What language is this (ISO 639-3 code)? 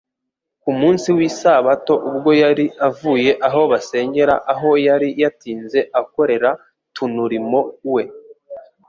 kin